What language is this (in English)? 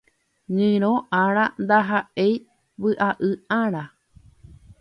Guarani